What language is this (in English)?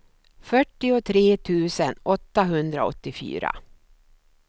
Swedish